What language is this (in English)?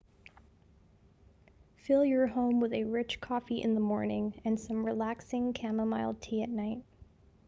English